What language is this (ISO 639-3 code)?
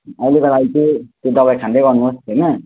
nep